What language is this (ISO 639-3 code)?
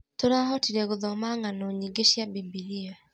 kik